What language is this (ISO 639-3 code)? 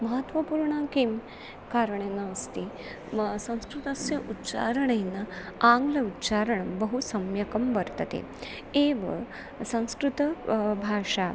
san